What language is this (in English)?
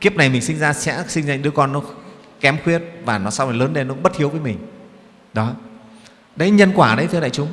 Vietnamese